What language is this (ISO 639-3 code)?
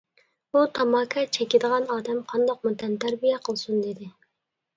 uig